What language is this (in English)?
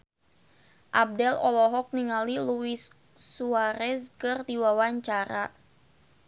Sundanese